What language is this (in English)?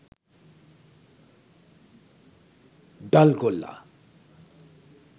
Sinhala